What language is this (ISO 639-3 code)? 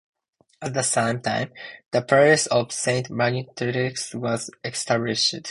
eng